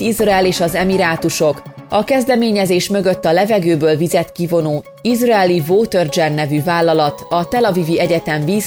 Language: Hungarian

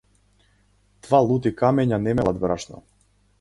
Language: Macedonian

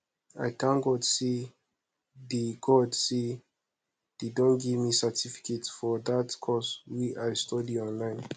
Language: Nigerian Pidgin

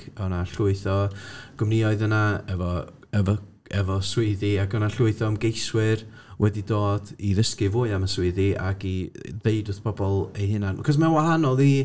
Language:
Welsh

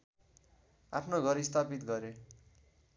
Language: Nepali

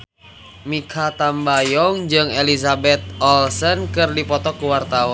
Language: Sundanese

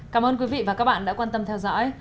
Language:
Vietnamese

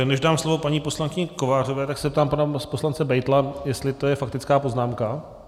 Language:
Czech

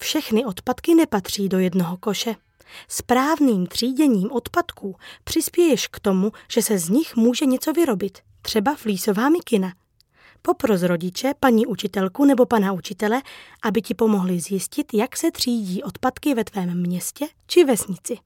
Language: Czech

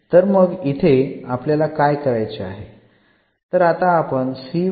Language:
Marathi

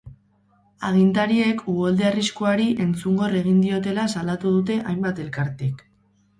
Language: Basque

